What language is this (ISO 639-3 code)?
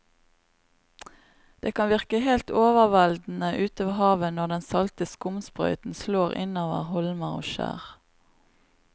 nor